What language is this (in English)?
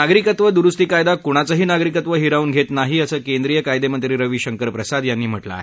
Marathi